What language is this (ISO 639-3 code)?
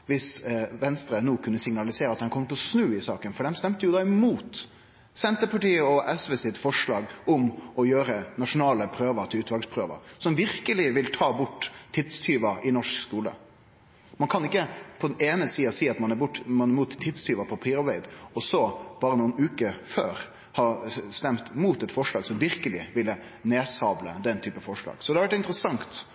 nno